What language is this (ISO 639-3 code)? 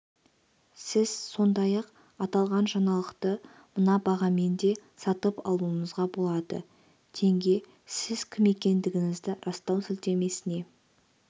kaz